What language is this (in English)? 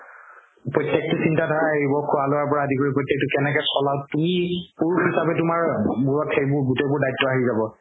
Assamese